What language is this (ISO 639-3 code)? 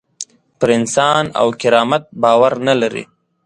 pus